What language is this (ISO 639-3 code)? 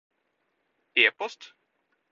nob